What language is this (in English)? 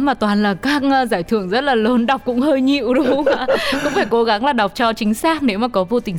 Vietnamese